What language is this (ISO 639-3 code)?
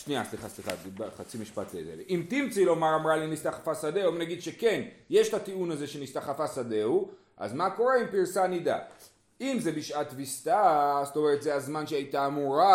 heb